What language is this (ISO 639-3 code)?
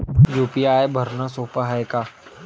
mar